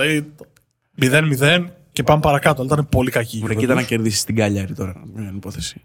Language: Greek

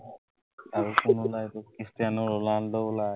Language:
Assamese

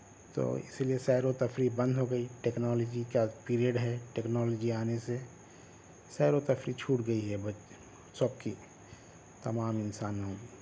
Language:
Urdu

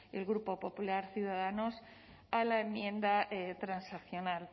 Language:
Spanish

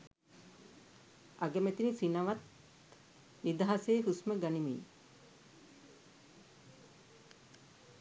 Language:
Sinhala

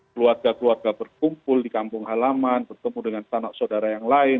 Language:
Indonesian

